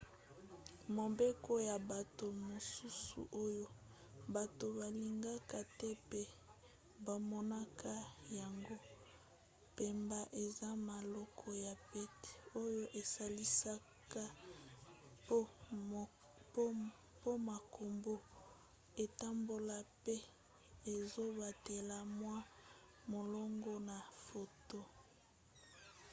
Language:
Lingala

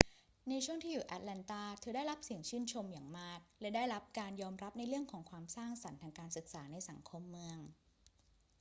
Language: Thai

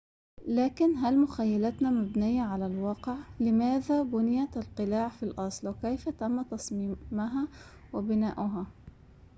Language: Arabic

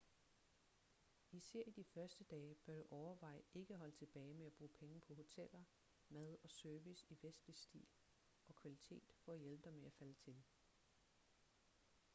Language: Danish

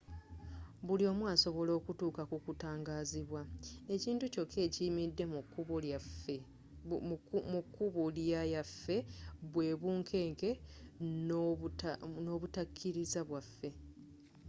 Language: Ganda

